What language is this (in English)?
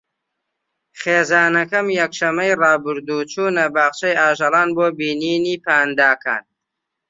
Central Kurdish